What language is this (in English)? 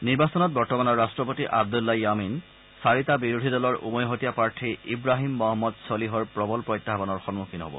Assamese